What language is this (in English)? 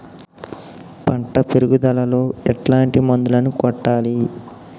Telugu